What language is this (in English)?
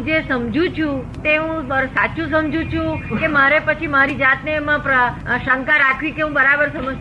Gujarati